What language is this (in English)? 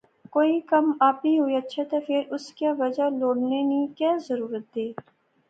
Pahari-Potwari